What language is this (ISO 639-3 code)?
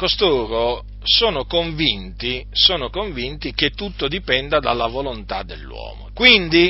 ita